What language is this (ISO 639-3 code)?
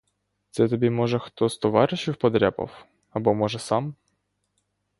ukr